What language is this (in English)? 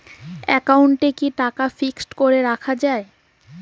Bangla